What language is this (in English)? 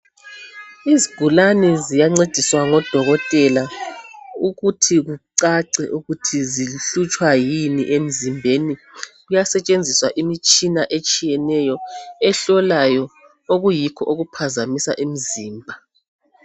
North Ndebele